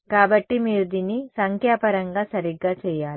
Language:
Telugu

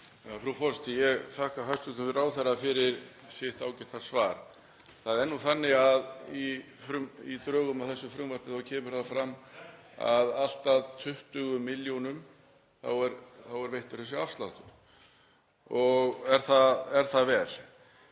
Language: Icelandic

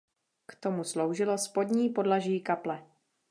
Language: Czech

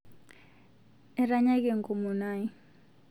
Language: Masai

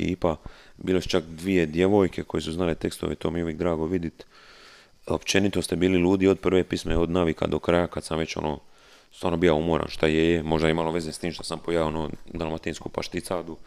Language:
Croatian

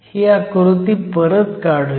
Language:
Marathi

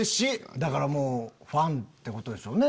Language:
Japanese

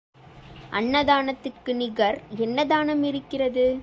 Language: Tamil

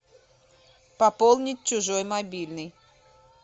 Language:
Russian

